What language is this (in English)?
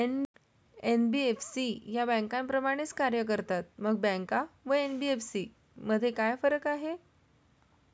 Marathi